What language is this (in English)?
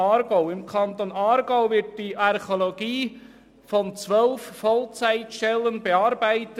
Swiss German